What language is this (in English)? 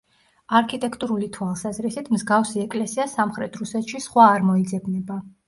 Georgian